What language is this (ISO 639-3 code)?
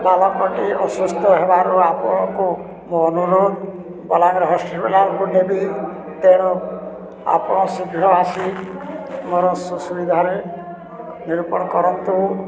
ori